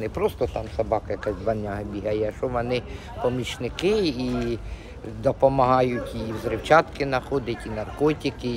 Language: Ukrainian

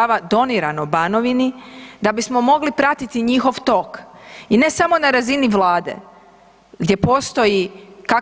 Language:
Croatian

